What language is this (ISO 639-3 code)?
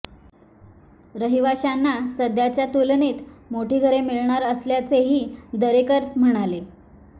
mar